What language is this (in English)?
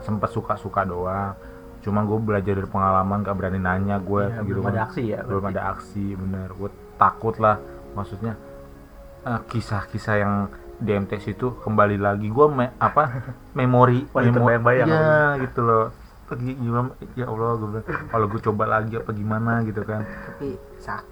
Indonesian